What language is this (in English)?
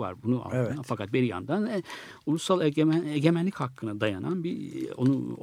Turkish